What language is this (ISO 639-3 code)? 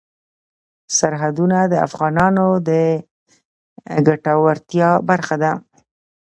pus